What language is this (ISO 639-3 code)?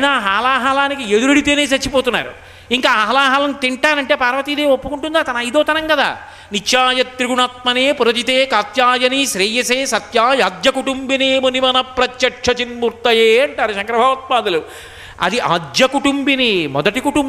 tel